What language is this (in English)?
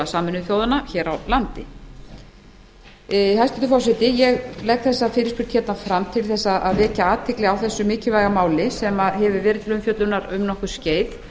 Icelandic